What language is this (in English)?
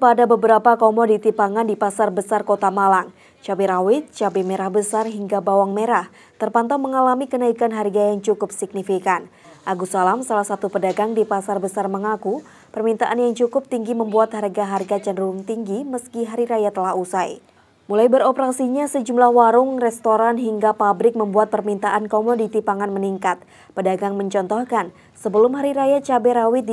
Indonesian